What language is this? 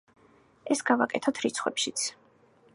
Georgian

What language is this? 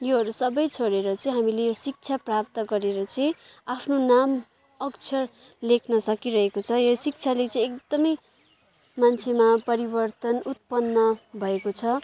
Nepali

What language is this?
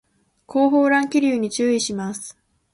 Japanese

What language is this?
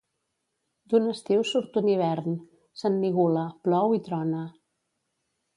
Catalan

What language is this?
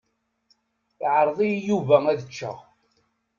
Kabyle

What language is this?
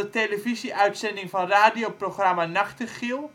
Dutch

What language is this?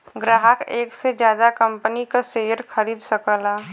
Bhojpuri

